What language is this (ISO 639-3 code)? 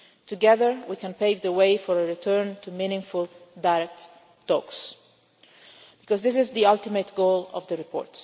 eng